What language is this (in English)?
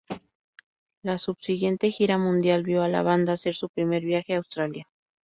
Spanish